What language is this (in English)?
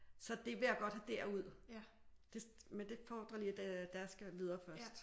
Danish